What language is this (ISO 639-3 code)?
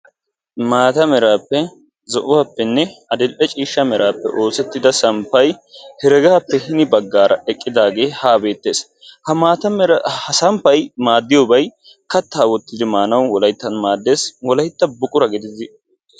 wal